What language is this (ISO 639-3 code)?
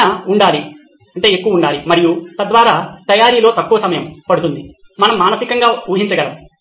tel